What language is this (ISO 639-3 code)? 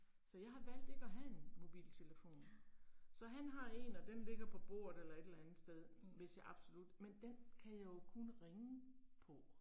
dan